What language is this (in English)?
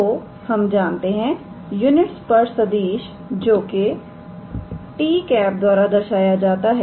Hindi